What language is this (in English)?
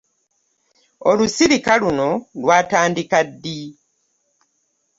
Ganda